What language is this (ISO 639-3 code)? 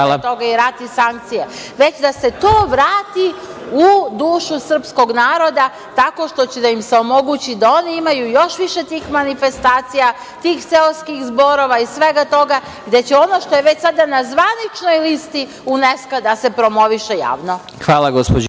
srp